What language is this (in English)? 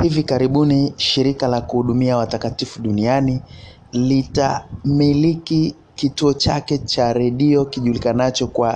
Swahili